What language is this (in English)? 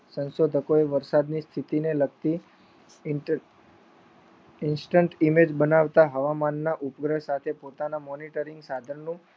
Gujarati